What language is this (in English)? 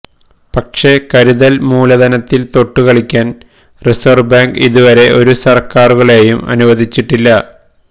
Malayalam